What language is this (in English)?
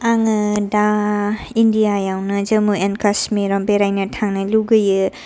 Bodo